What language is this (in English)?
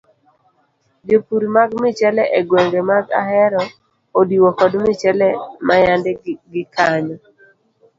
Luo (Kenya and Tanzania)